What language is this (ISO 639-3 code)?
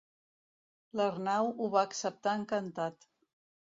cat